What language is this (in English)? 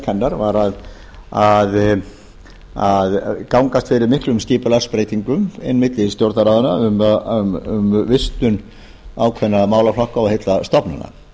Icelandic